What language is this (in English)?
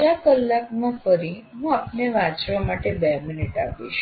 Gujarati